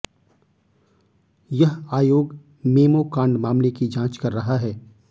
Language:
Hindi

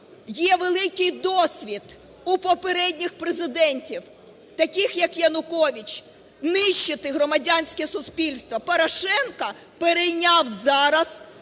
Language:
Ukrainian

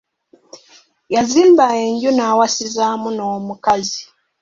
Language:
Ganda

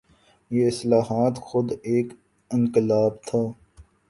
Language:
Urdu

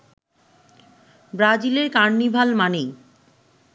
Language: Bangla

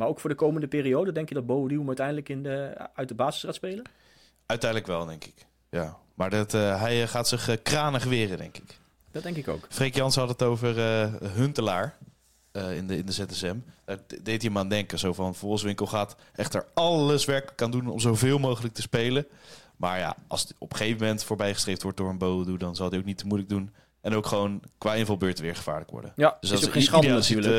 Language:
Dutch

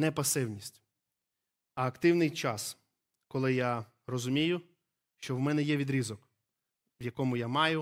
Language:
Ukrainian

